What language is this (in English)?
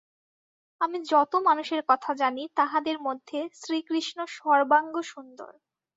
Bangla